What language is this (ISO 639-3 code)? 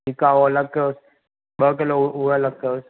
snd